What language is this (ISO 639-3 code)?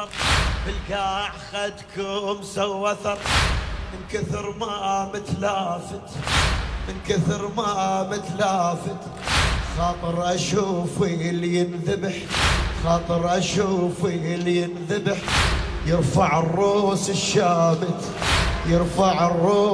ara